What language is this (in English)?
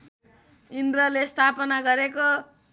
Nepali